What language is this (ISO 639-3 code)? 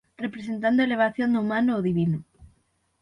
glg